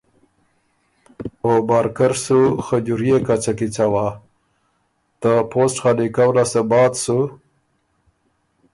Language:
Ormuri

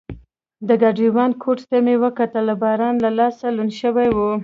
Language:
Pashto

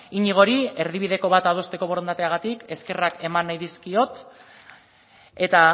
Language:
Basque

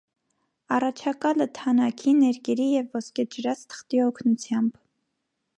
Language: Armenian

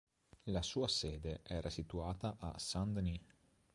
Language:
Italian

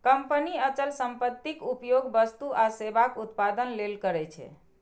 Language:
Maithili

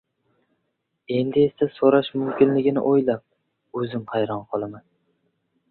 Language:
Uzbek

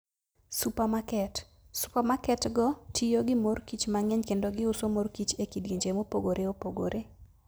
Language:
Luo (Kenya and Tanzania)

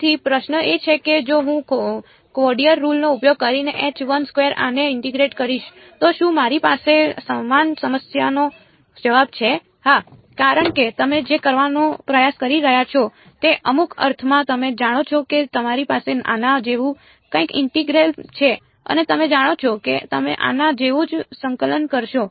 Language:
Gujarati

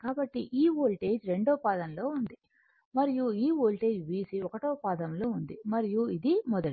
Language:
Telugu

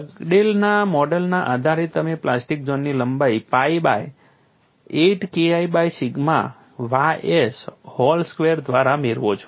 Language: Gujarati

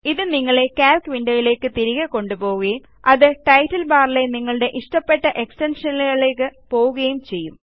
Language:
Malayalam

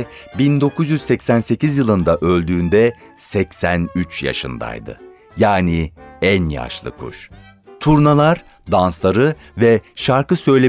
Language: Turkish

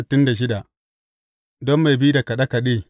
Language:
Hausa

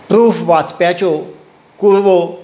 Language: Konkani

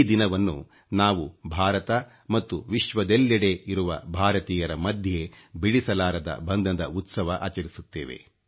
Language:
Kannada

